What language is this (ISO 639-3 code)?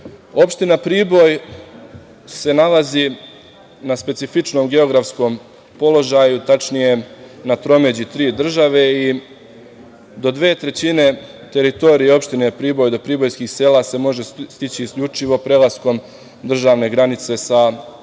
srp